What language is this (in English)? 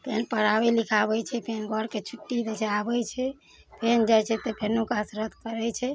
Maithili